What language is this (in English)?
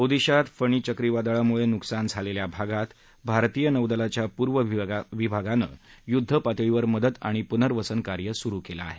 Marathi